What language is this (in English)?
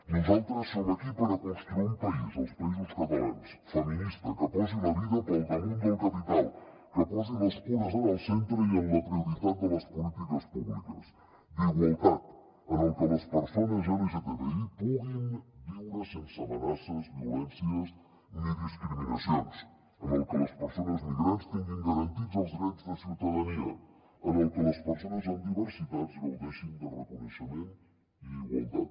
Catalan